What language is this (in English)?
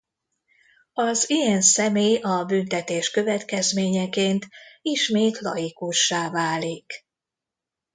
Hungarian